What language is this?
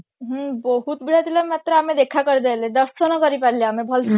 Odia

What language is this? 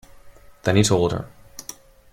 English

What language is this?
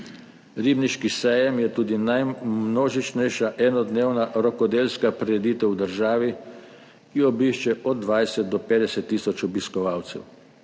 Slovenian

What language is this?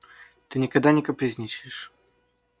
Russian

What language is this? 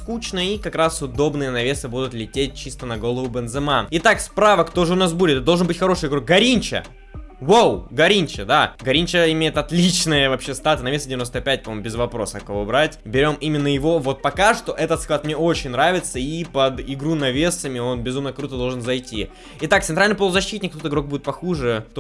Russian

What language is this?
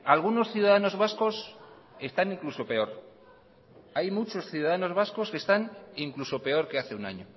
Spanish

